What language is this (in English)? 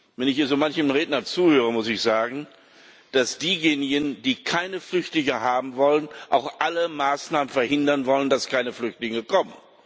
German